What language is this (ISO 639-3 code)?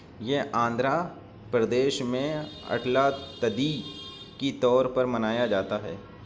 urd